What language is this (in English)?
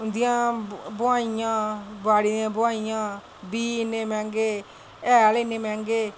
Dogri